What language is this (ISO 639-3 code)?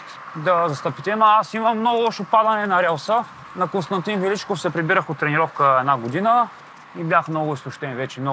bul